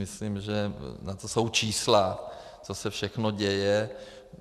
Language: Czech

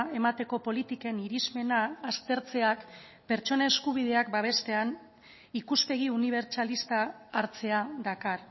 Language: Basque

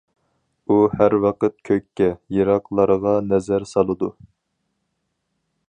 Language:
Uyghur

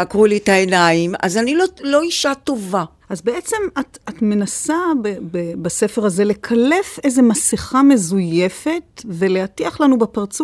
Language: Hebrew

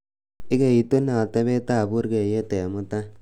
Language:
Kalenjin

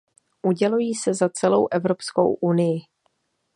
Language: Czech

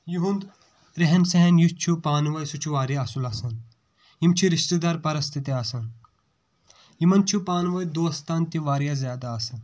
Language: Kashmiri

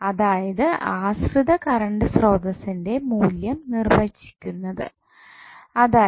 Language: Malayalam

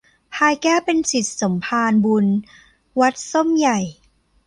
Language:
Thai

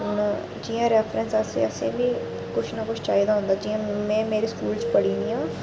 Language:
Dogri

